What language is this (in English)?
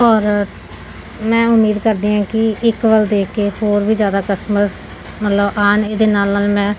Punjabi